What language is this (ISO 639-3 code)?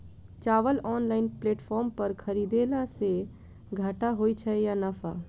mai